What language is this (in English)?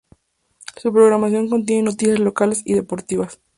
Spanish